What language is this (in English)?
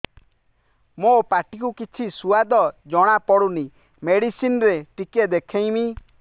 Odia